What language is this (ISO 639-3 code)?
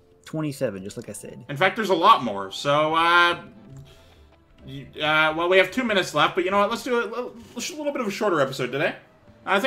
eng